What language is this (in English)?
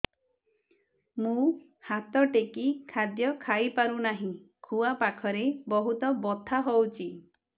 Odia